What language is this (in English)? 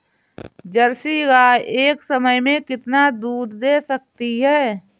Hindi